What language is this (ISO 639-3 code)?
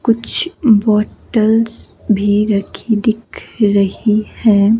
hin